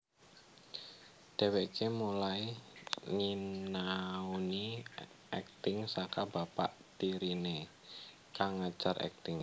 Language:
Javanese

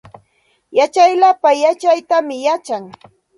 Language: Santa Ana de Tusi Pasco Quechua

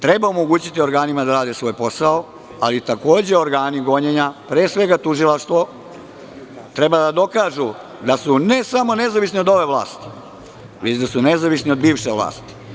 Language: Serbian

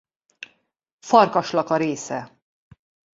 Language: Hungarian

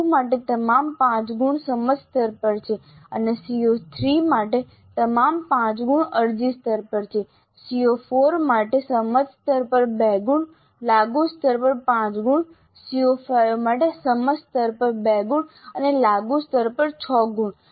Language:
Gujarati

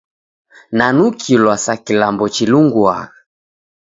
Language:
Taita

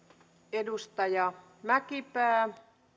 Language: Finnish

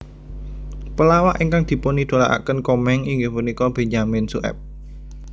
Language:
Javanese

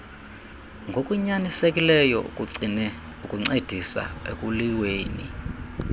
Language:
Xhosa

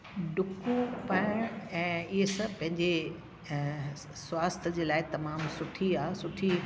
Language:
Sindhi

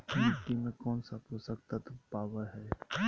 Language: Magahi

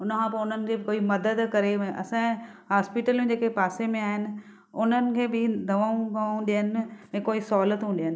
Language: Sindhi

